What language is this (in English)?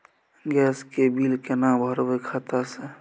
Maithili